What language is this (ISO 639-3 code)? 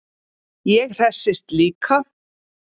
isl